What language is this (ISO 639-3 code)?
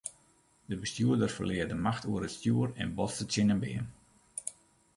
fry